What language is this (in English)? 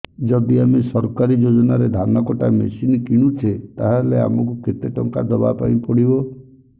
Odia